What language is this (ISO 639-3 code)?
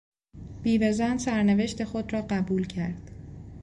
fas